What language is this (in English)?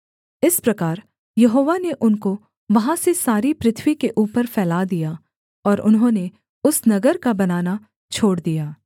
Hindi